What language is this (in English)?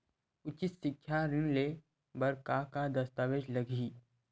Chhattisgarhi